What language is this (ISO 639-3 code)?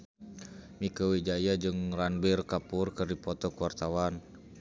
sun